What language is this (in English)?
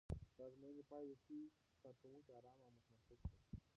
Pashto